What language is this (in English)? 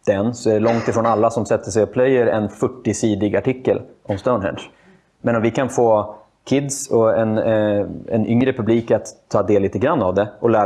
Swedish